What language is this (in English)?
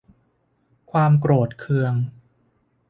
Thai